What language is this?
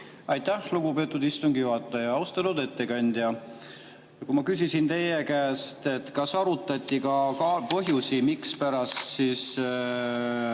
Estonian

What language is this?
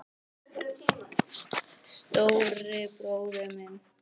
Icelandic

